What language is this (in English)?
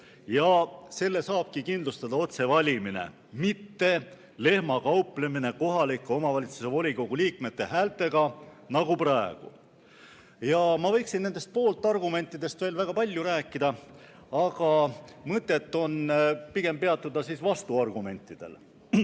Estonian